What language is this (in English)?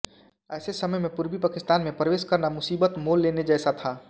Hindi